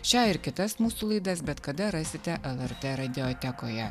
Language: Lithuanian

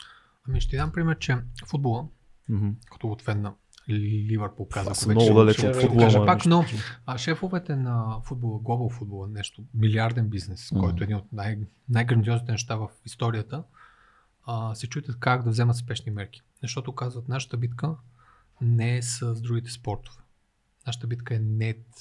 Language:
Bulgarian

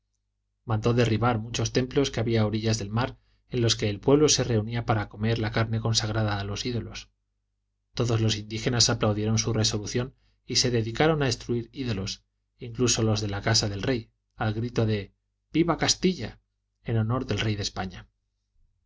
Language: Spanish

